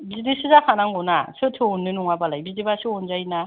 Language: Bodo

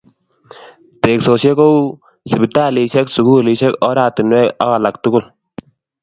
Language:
Kalenjin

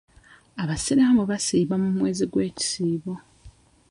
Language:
Ganda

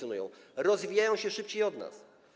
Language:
Polish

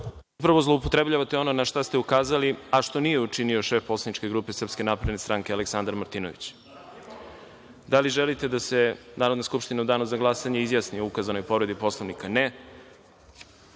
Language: Serbian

